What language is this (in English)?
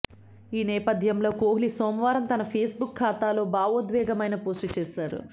Telugu